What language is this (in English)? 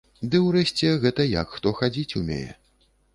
Belarusian